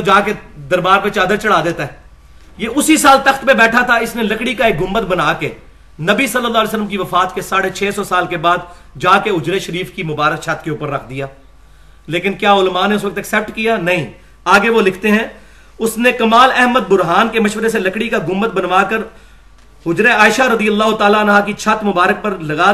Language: Urdu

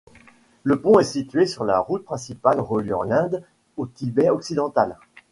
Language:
French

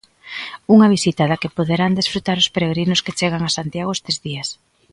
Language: Galician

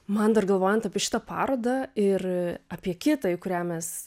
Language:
Lithuanian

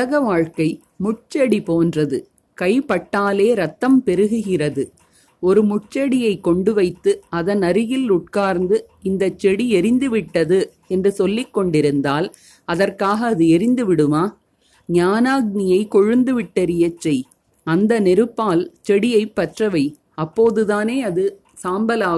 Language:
Tamil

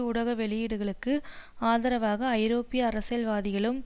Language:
Tamil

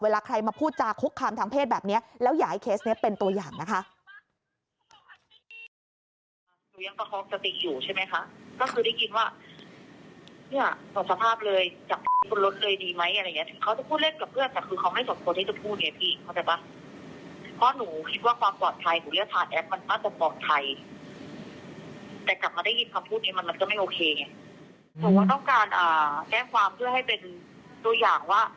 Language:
Thai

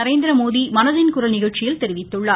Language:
Tamil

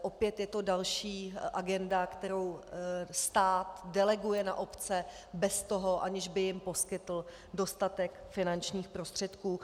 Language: Czech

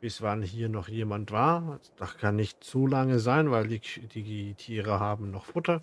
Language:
German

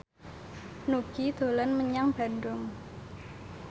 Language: Javanese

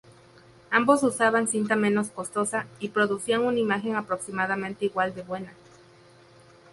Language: Spanish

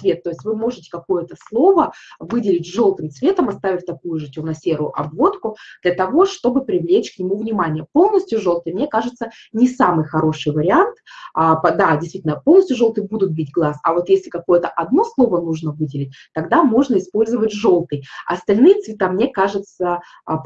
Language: Russian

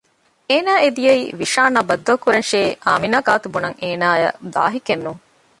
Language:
Divehi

